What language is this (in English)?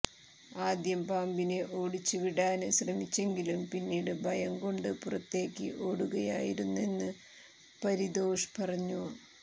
Malayalam